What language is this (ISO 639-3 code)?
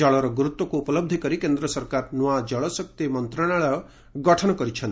ori